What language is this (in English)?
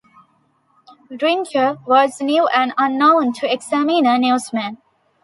English